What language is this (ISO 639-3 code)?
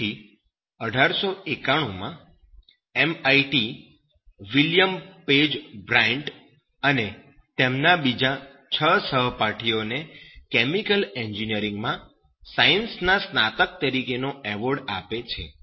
guj